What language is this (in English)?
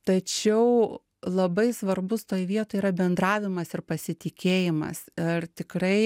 Lithuanian